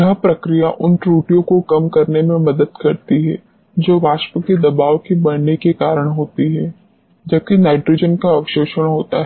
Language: Hindi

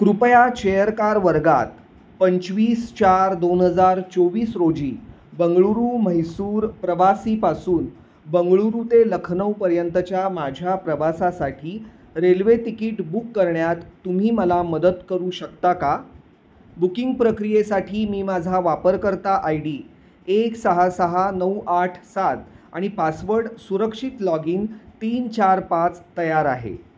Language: Marathi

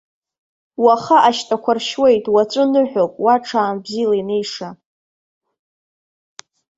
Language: Abkhazian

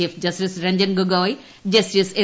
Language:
Malayalam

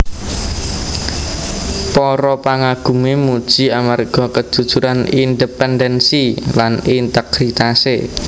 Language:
Javanese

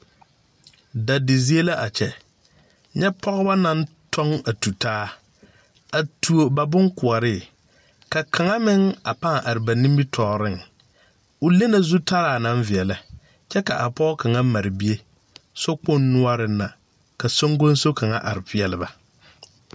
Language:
Southern Dagaare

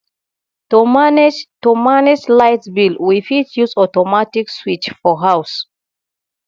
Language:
Nigerian Pidgin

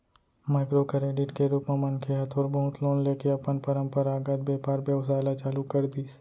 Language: Chhattisgarhi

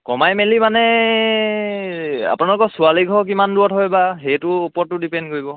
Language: Assamese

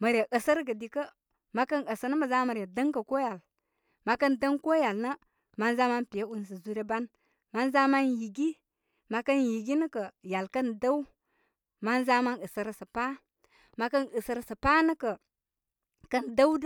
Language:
Koma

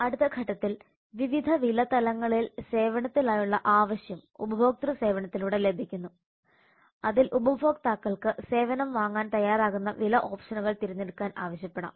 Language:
Malayalam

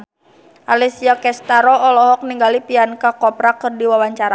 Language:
Sundanese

